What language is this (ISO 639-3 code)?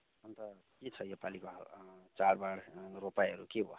nep